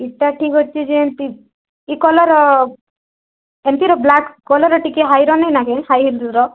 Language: Odia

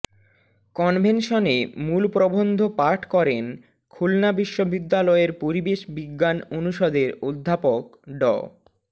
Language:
Bangla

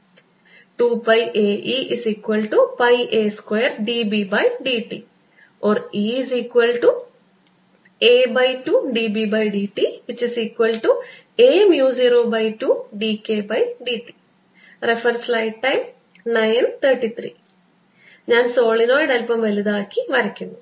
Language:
Malayalam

